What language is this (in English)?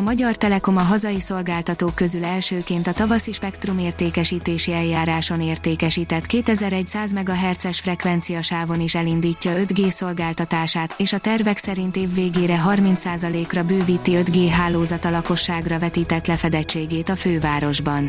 Hungarian